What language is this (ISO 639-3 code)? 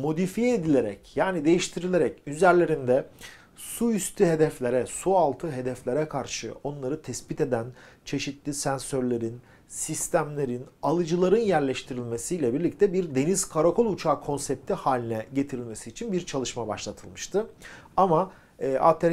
tur